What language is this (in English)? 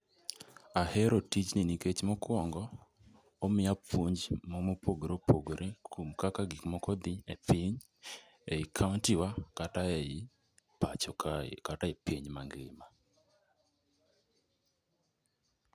Luo (Kenya and Tanzania)